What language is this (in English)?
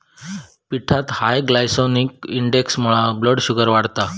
Marathi